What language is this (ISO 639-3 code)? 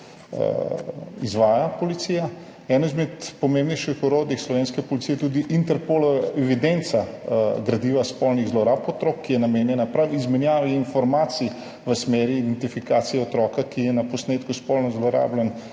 slv